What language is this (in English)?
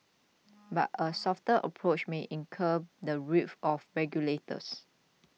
English